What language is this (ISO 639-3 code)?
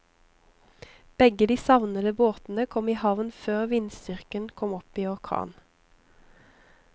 nor